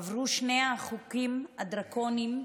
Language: Hebrew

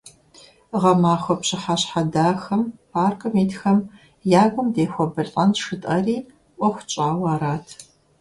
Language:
Kabardian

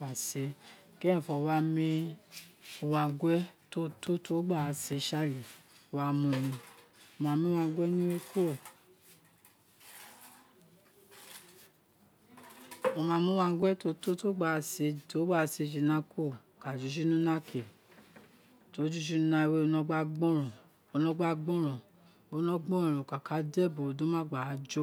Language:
Isekiri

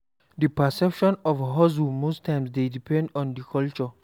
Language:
Nigerian Pidgin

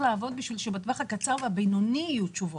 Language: Hebrew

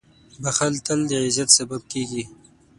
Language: Pashto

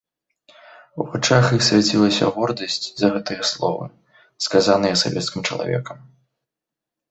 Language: Belarusian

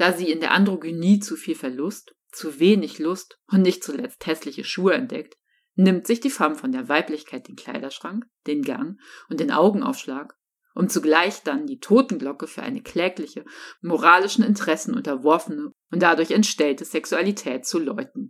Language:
German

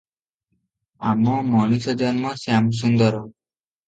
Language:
Odia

